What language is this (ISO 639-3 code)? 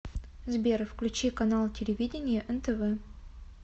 rus